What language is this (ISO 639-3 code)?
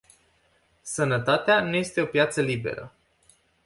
ron